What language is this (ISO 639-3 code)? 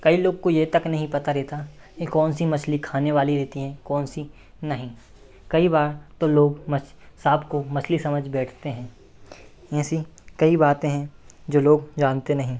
hin